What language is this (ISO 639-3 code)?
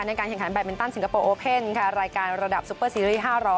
tha